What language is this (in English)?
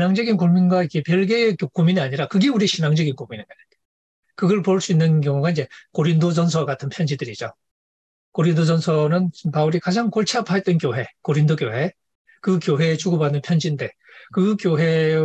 Korean